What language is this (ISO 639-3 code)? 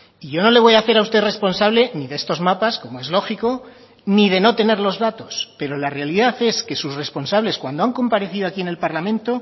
spa